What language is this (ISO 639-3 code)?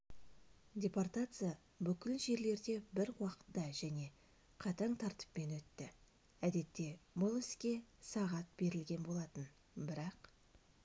kaz